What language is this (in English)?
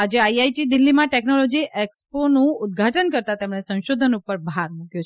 Gujarati